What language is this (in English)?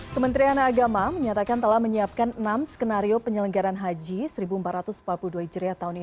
Indonesian